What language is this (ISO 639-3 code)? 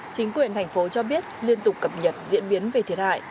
vie